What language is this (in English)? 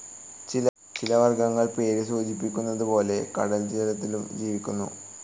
Malayalam